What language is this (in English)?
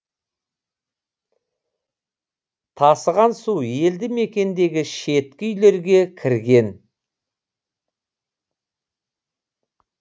Kazakh